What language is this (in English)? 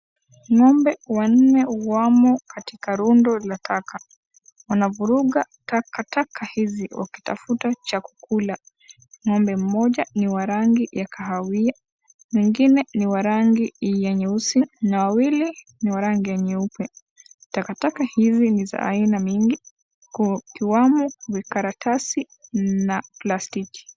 Swahili